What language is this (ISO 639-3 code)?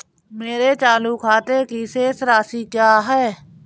hin